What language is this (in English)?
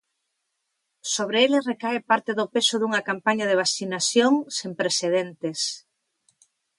Galician